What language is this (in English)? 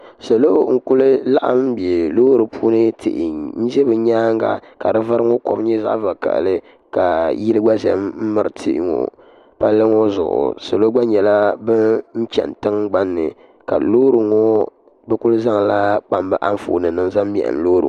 Dagbani